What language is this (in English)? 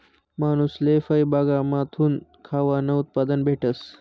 Marathi